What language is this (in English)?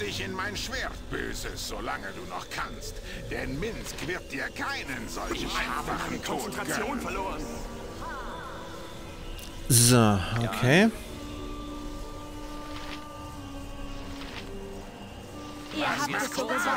German